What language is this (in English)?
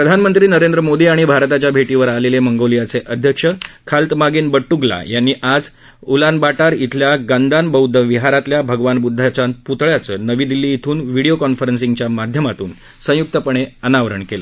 Marathi